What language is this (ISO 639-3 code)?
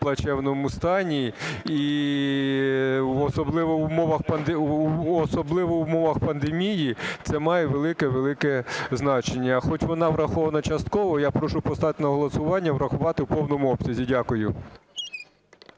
ukr